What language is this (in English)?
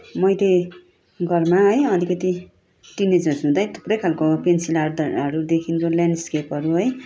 Nepali